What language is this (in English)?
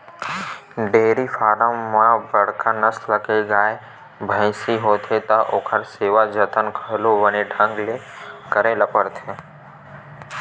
Chhattisgarhi